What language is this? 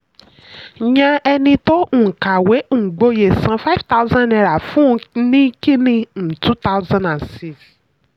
Yoruba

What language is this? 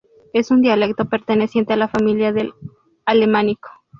Spanish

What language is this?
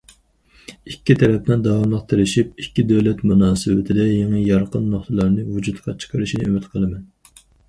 Uyghur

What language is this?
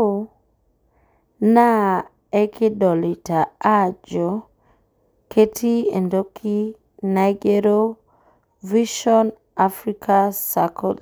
Masai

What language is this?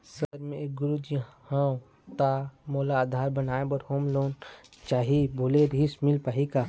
Chhattisgarhi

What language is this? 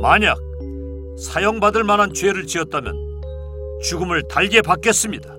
Korean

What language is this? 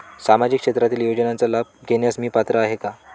Marathi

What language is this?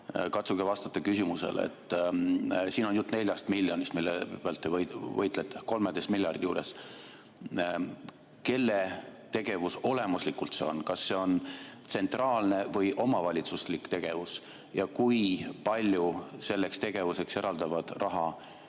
Estonian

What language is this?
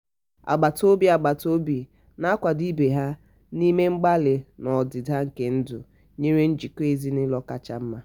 Igbo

